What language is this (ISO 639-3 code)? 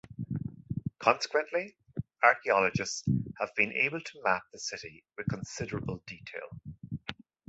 eng